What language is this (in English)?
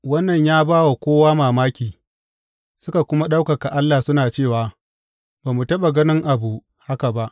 Hausa